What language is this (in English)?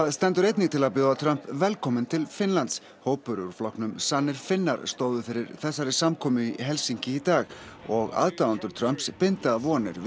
Icelandic